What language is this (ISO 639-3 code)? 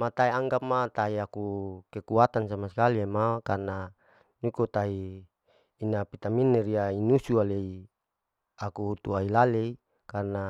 alo